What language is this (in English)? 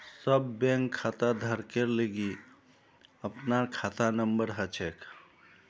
Magahi